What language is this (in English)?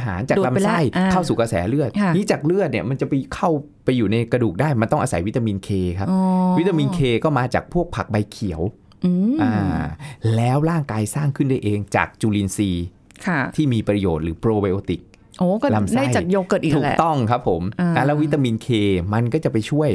Thai